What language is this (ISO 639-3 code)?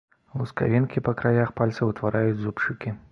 bel